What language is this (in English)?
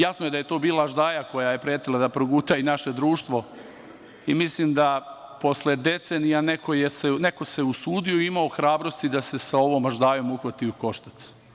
Serbian